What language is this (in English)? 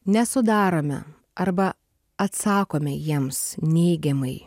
Lithuanian